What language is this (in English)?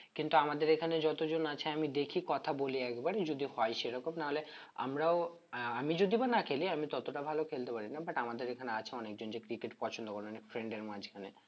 Bangla